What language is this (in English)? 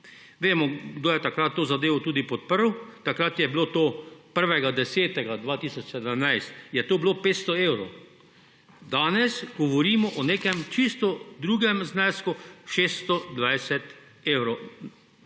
Slovenian